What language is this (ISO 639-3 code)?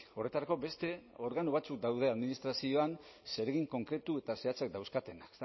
eus